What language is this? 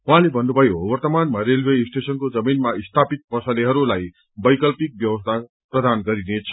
Nepali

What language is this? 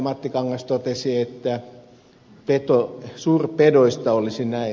Finnish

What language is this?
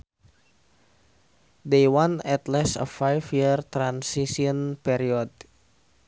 Sundanese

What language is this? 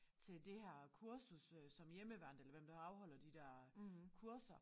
Danish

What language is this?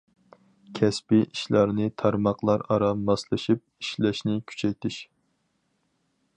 Uyghur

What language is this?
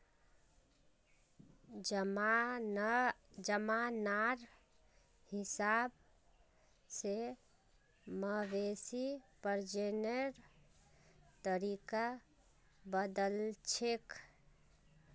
Magahi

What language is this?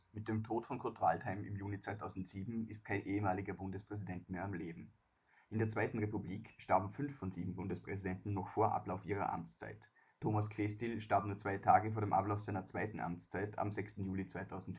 German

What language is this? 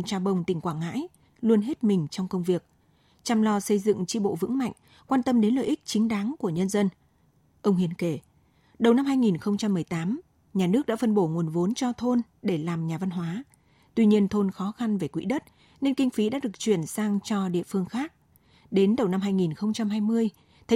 Vietnamese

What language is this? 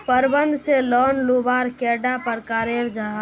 Magahi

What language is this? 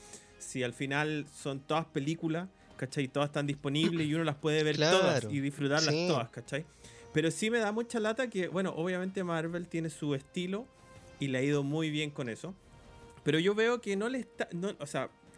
Spanish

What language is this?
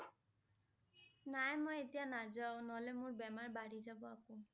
Assamese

